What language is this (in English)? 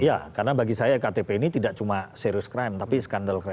Indonesian